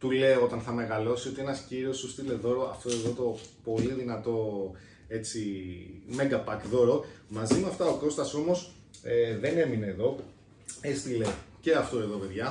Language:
Greek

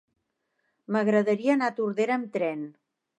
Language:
Catalan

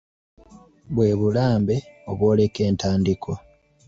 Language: Ganda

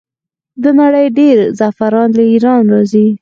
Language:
Pashto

